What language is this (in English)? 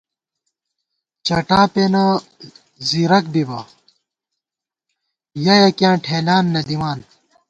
Gawar-Bati